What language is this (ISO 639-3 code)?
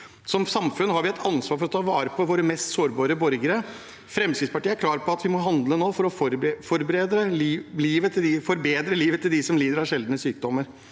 nor